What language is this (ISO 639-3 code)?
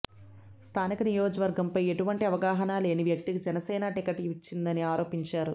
tel